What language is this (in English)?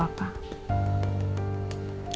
Indonesian